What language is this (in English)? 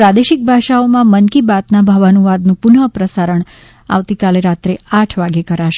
Gujarati